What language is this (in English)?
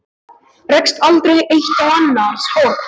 Icelandic